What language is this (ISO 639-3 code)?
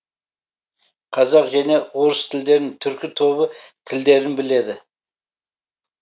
kaz